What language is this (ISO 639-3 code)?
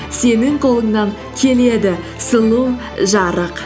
kaz